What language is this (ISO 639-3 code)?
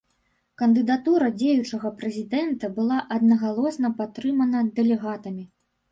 bel